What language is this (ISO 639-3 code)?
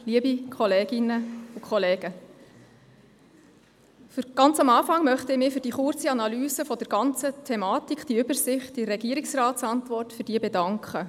gsw